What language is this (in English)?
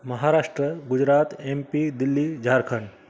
Sindhi